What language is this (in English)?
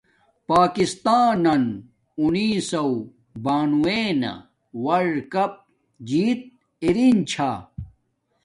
Domaaki